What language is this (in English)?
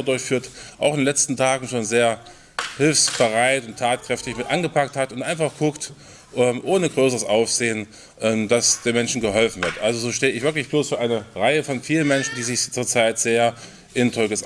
German